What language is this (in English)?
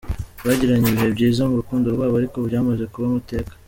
Kinyarwanda